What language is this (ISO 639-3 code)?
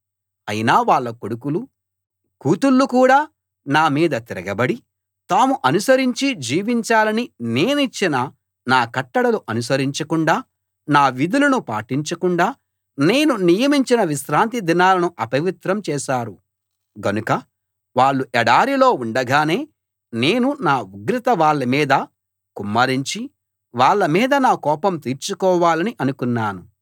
tel